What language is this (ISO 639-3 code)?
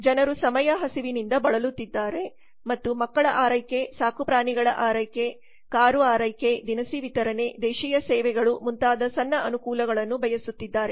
kan